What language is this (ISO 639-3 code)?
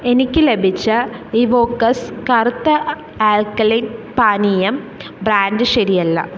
mal